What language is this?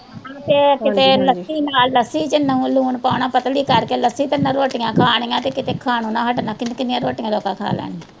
Punjabi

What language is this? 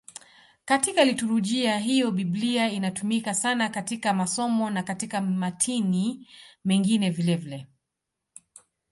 Swahili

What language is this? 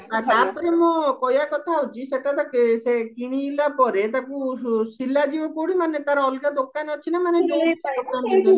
Odia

